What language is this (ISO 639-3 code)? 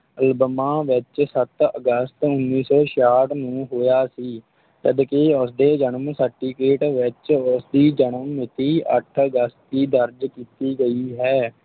pan